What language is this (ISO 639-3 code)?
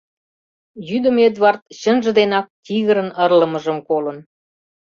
chm